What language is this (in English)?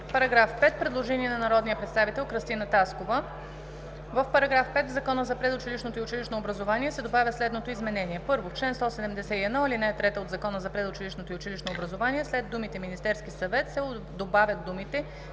Bulgarian